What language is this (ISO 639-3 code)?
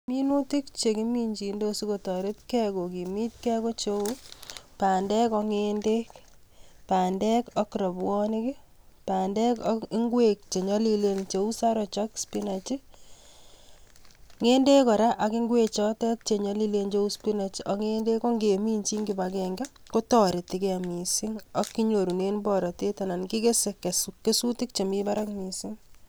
kln